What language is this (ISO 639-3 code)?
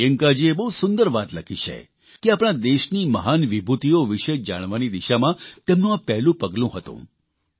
guj